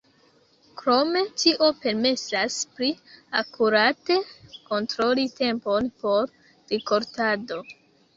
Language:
Esperanto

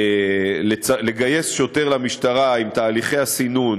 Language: Hebrew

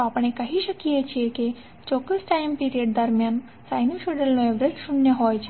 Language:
Gujarati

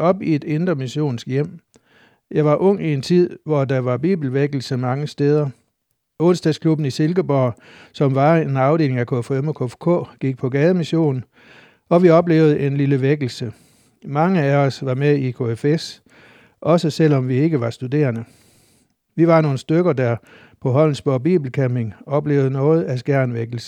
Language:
Danish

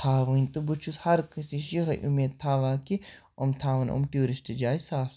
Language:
Kashmiri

